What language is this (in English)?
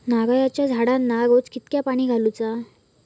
Marathi